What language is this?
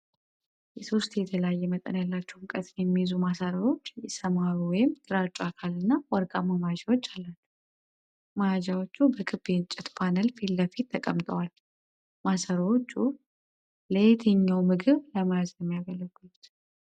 Amharic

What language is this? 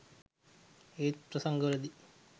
Sinhala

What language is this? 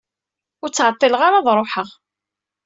Kabyle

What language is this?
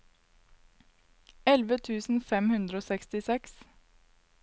Norwegian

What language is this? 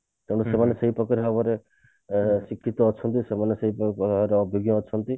Odia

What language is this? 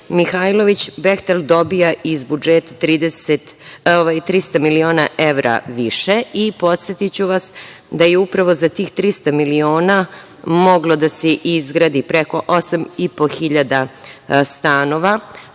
Serbian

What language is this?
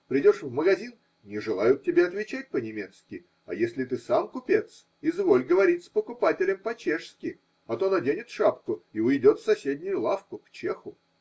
Russian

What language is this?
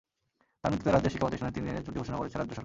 Bangla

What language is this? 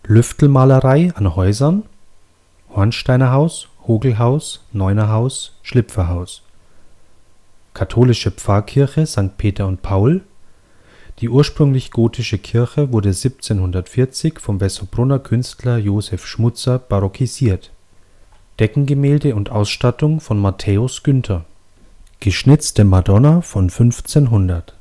German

